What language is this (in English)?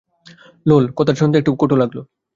Bangla